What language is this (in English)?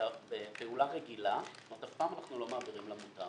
Hebrew